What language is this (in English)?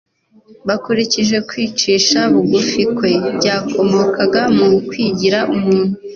Kinyarwanda